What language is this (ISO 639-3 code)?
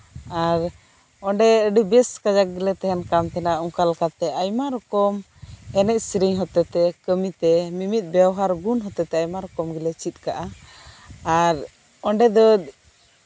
sat